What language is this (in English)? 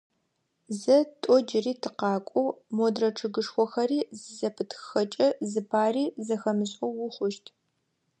Adyghe